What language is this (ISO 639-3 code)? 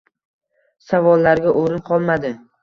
uzb